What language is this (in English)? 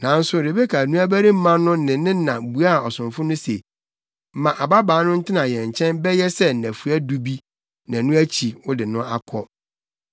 Akan